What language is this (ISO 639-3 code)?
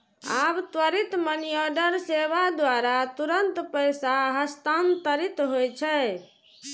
mai